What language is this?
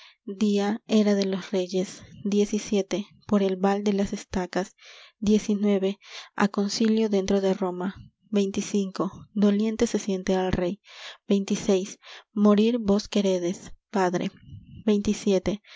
Spanish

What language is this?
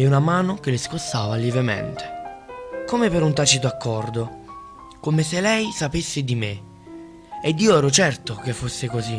Italian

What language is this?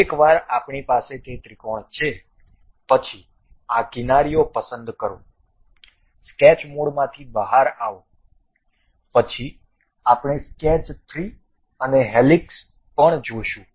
Gujarati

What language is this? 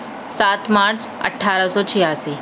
Urdu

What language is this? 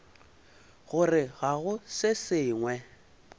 Northern Sotho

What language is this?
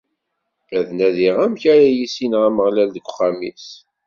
Kabyle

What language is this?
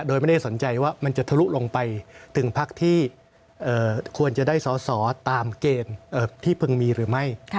Thai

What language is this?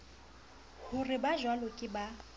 Southern Sotho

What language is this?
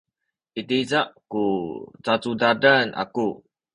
Sakizaya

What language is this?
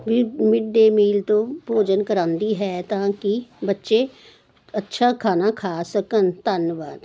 Punjabi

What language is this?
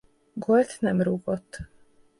Hungarian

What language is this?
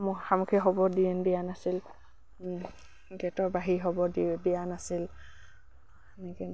Assamese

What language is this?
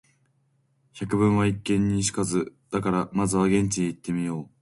Japanese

